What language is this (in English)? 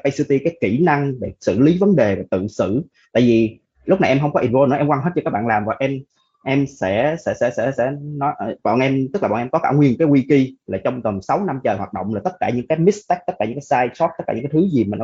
Vietnamese